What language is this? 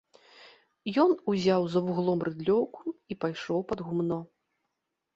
Belarusian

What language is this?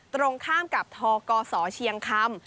Thai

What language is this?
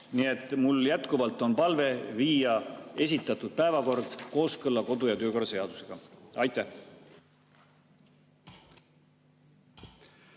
Estonian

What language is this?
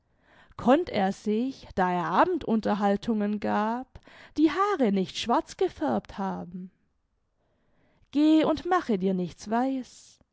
German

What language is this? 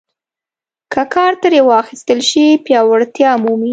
Pashto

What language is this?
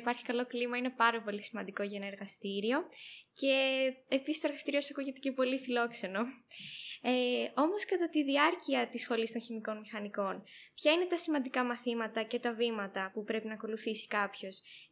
Greek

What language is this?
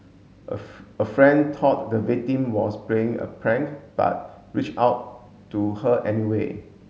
English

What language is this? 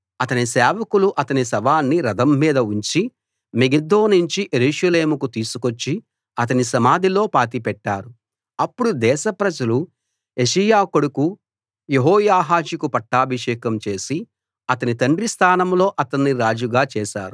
Telugu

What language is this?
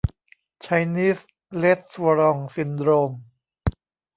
Thai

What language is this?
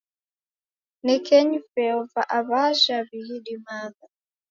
Taita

